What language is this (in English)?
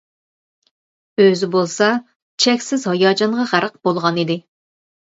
Uyghur